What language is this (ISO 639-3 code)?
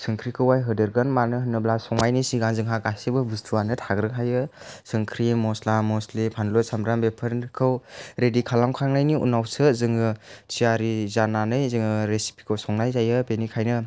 brx